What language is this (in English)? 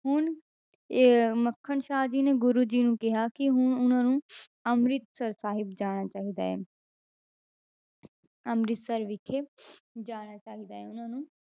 Punjabi